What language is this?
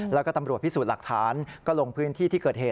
Thai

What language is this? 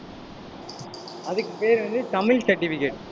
Tamil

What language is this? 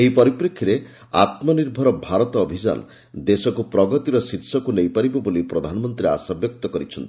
Odia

